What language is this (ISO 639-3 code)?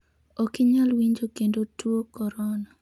luo